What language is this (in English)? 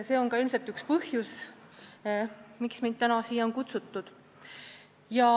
Estonian